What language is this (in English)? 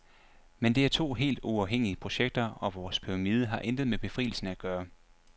Danish